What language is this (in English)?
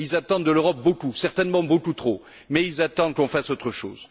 French